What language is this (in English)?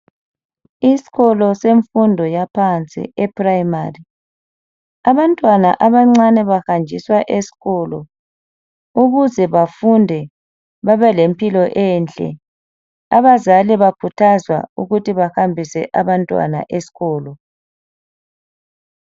North Ndebele